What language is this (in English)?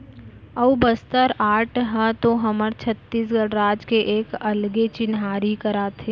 Chhattisgarhi